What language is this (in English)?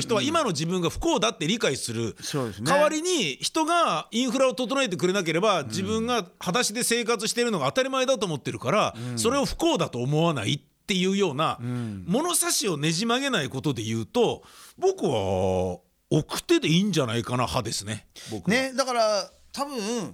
Japanese